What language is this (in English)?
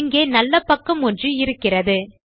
Tamil